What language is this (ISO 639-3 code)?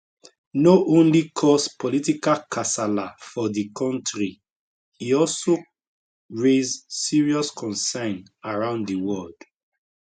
pcm